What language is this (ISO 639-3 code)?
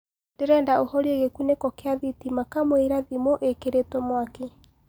kik